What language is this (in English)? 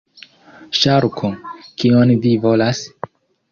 Esperanto